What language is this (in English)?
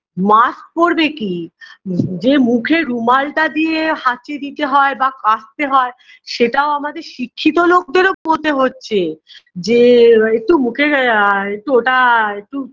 Bangla